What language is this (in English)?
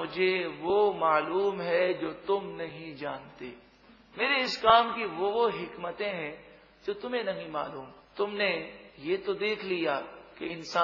Arabic